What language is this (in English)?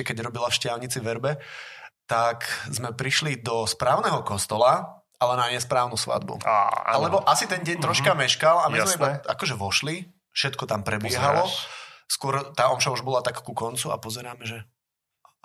Slovak